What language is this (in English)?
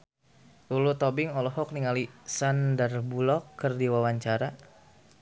Sundanese